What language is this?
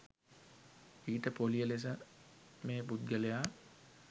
Sinhala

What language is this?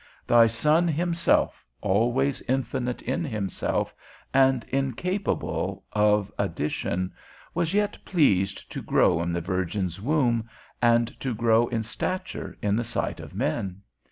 English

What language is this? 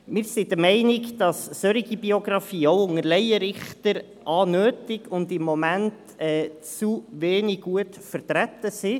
Swiss German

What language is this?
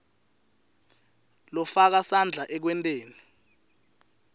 Swati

